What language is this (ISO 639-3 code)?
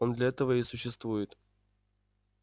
rus